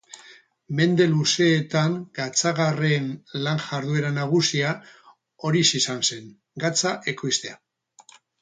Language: Basque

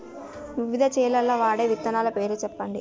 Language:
Telugu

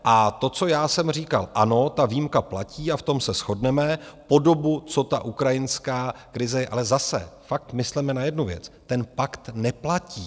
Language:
Czech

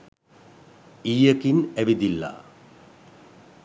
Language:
Sinhala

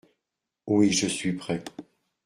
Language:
French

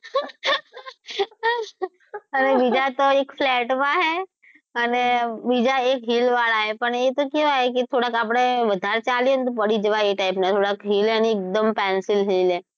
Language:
Gujarati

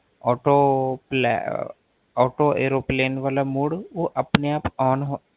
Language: Punjabi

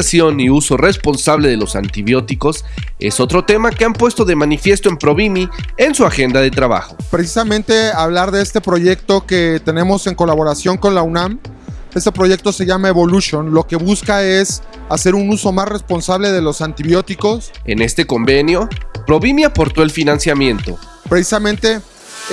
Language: Spanish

